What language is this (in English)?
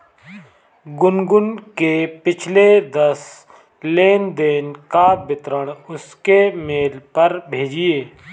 Hindi